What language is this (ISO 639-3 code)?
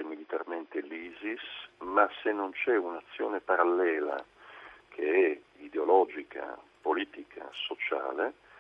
ita